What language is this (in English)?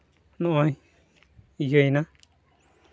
Santali